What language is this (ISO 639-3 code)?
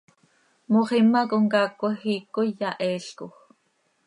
sei